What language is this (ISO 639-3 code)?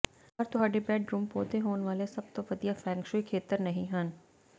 pan